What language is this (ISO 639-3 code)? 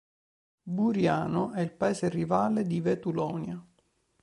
ita